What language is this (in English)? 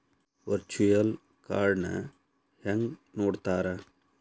Kannada